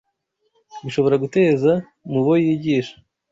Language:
Kinyarwanda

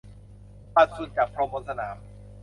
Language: Thai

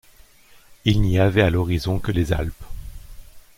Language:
French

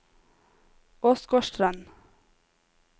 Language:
Norwegian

